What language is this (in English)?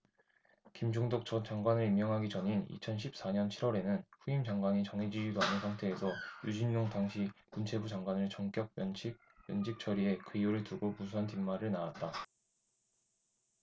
Korean